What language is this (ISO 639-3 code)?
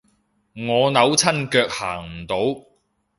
yue